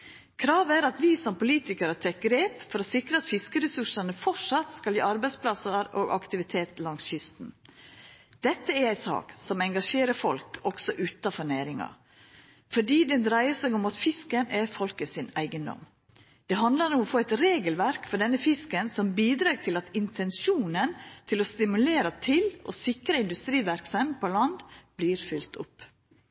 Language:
Norwegian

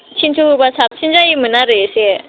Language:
Bodo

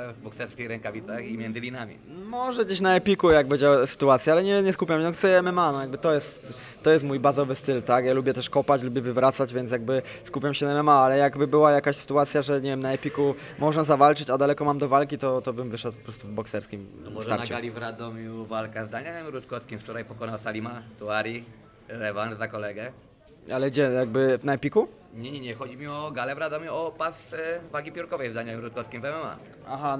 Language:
Polish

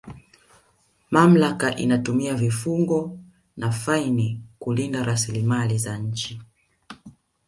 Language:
Swahili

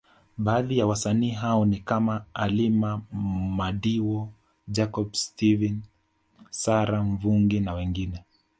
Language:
Swahili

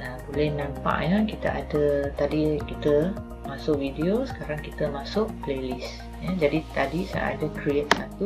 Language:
Malay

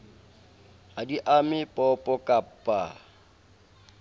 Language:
Southern Sotho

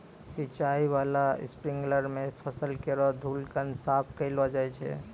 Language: Maithili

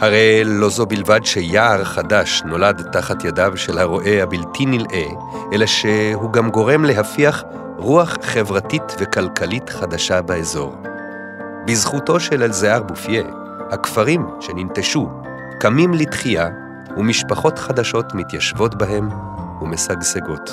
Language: Hebrew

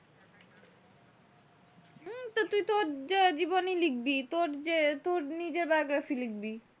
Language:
Bangla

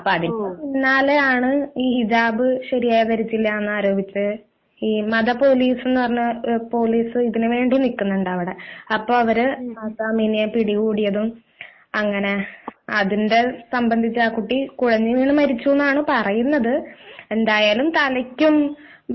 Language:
Malayalam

